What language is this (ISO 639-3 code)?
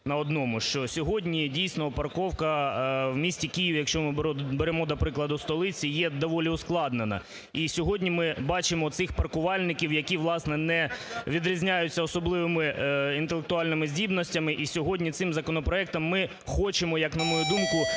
ukr